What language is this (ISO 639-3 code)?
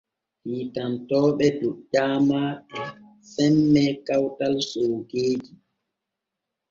fue